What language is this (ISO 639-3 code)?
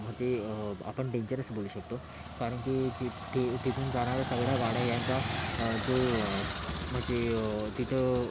mar